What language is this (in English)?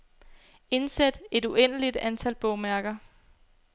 Danish